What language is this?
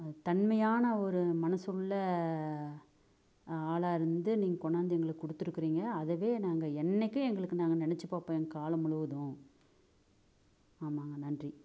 Tamil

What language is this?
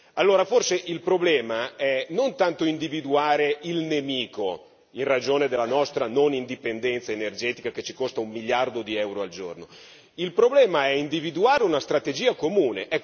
Italian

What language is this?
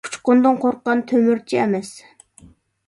Uyghur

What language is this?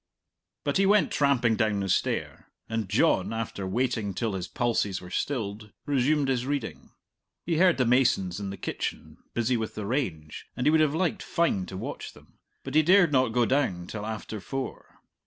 English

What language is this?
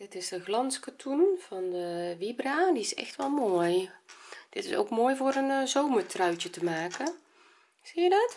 Dutch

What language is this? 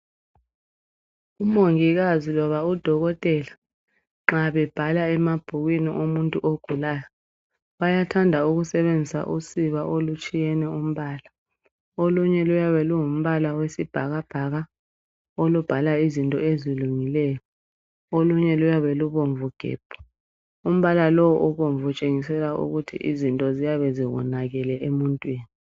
North Ndebele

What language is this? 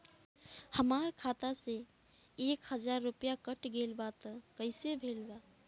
Bhojpuri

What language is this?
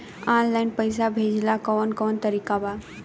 Bhojpuri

